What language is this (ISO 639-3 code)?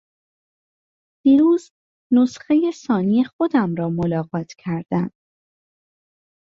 fas